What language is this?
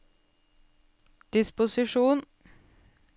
Norwegian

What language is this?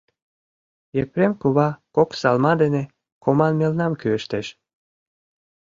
Mari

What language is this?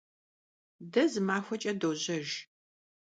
Kabardian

